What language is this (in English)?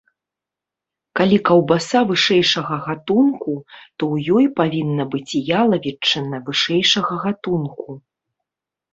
Belarusian